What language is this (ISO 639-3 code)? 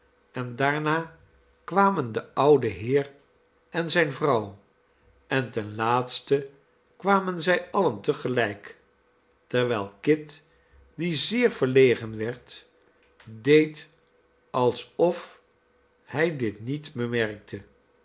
nld